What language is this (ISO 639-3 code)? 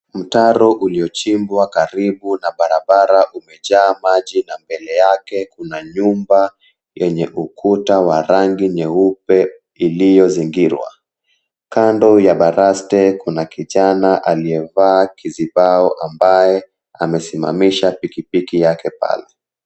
swa